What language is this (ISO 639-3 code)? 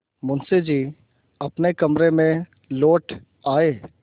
hin